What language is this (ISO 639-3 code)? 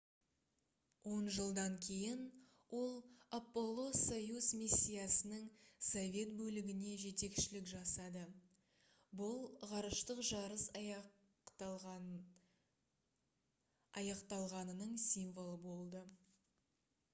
kaz